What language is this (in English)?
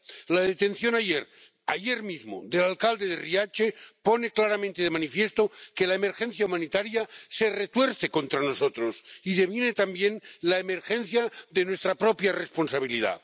Spanish